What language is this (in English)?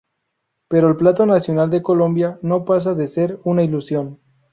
Spanish